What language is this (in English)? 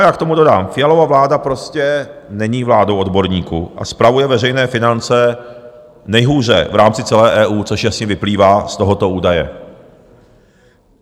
Czech